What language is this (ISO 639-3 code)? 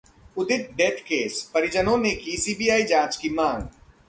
hin